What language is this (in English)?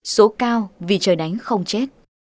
Vietnamese